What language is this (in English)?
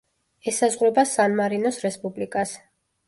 Georgian